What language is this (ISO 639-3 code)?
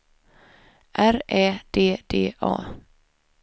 swe